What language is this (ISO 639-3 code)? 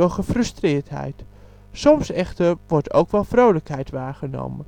nld